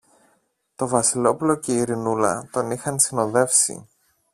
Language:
Greek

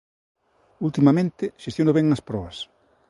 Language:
Galician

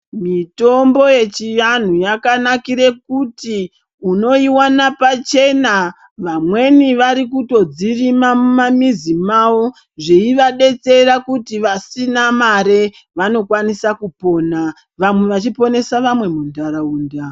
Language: Ndau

